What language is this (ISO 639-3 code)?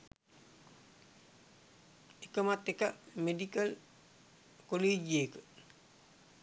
sin